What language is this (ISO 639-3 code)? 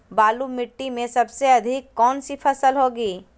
mag